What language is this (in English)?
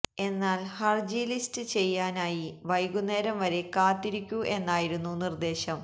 Malayalam